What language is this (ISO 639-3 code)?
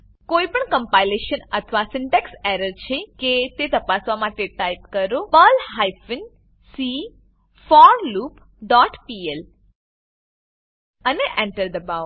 guj